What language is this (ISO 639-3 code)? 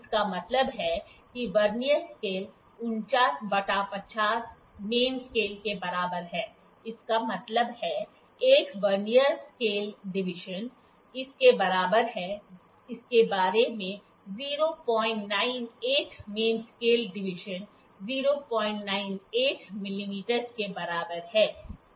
hin